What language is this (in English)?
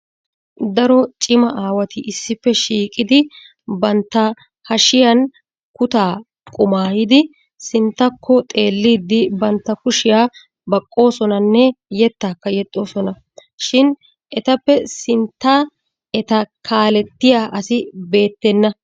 Wolaytta